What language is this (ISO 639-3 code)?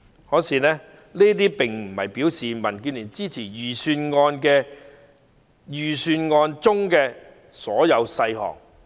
yue